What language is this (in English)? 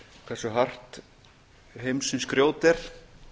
Icelandic